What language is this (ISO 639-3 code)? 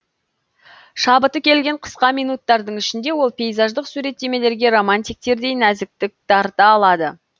kaz